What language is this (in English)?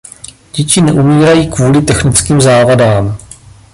Czech